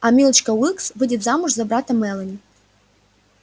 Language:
Russian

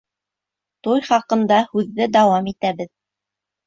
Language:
Bashkir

